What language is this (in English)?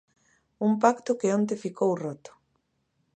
Galician